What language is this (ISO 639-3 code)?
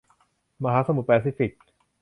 tha